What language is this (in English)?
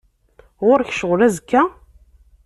Kabyle